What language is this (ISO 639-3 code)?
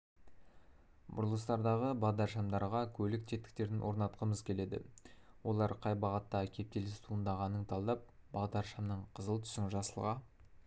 kaz